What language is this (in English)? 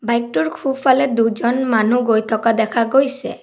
Assamese